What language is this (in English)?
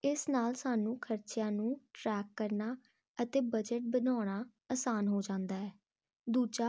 Punjabi